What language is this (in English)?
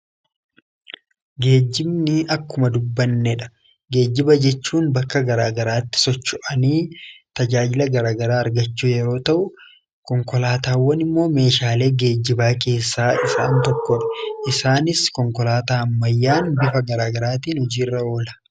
Oromo